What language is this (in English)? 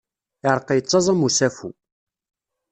Kabyle